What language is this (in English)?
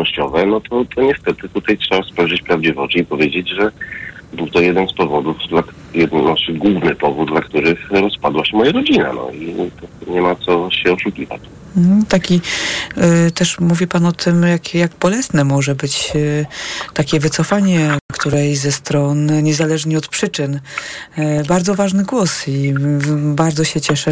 Polish